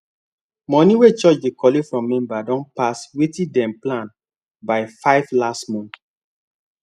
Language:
Nigerian Pidgin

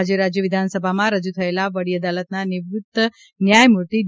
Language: Gujarati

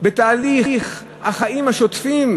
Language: Hebrew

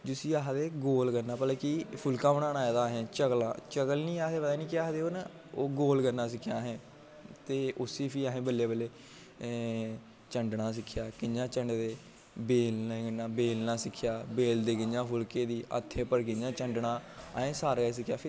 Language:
Dogri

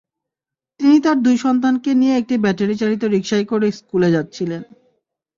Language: Bangla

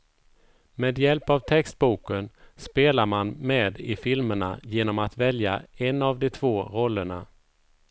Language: Swedish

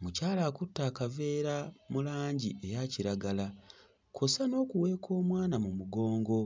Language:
Ganda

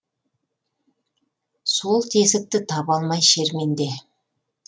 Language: Kazakh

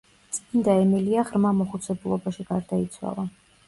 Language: Georgian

